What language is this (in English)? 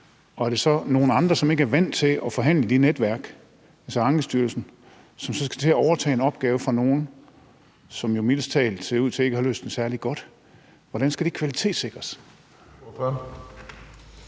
Danish